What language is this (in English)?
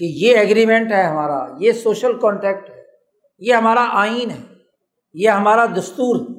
Urdu